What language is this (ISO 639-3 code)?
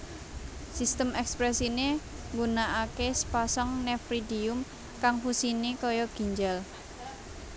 jav